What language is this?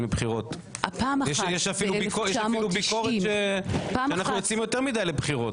Hebrew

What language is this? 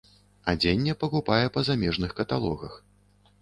Belarusian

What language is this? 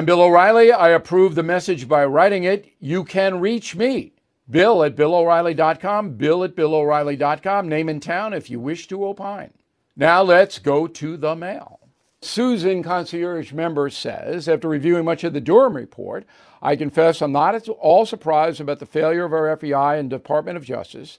English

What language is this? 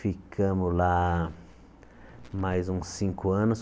Portuguese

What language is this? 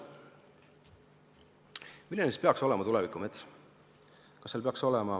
Estonian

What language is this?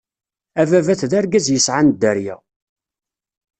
Kabyle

